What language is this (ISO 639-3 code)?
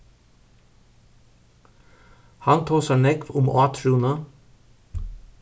fao